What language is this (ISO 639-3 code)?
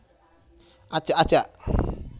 jav